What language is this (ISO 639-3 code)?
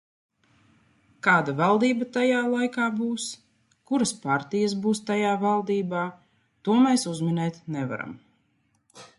lav